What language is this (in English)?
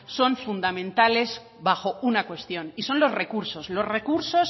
Spanish